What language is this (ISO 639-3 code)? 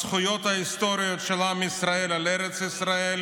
heb